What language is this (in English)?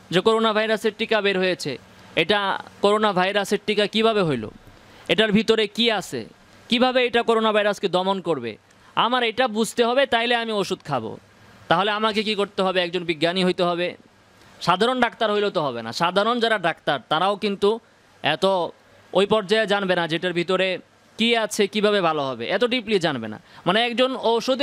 Bangla